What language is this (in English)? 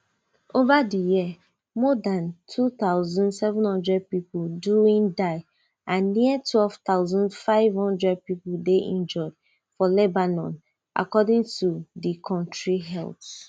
Nigerian Pidgin